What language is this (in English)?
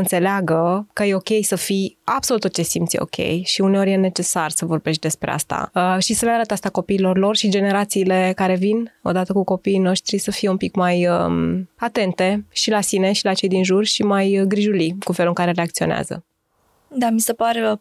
Romanian